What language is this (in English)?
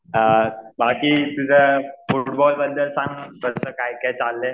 Marathi